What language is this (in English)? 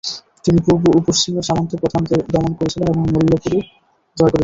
Bangla